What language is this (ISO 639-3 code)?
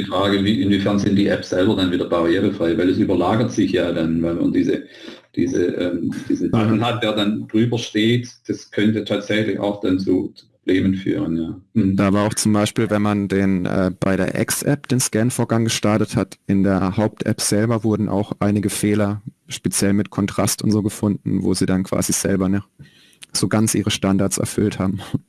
deu